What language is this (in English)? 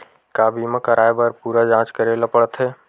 Chhattisgarhi